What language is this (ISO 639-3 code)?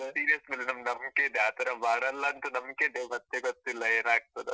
kan